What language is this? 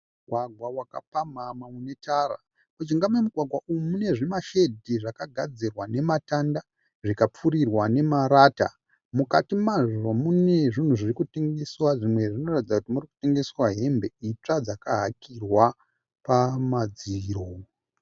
Shona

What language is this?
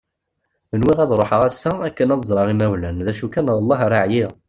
Kabyle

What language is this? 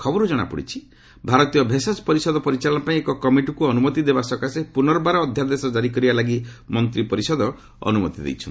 Odia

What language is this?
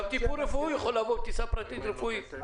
Hebrew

